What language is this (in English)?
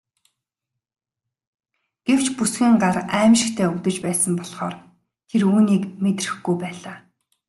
Mongolian